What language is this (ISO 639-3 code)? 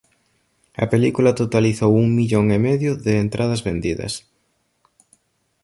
glg